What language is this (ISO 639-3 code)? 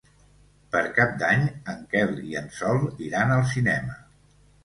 cat